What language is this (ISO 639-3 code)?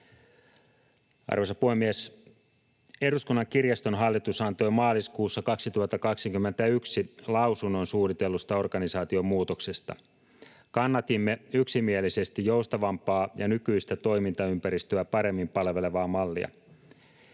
fin